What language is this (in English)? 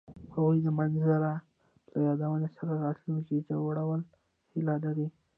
Pashto